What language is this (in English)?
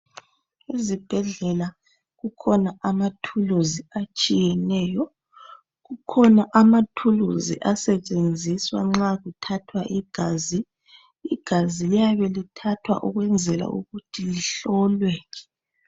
North Ndebele